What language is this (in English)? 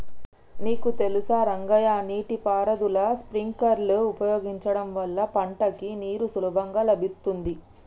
Telugu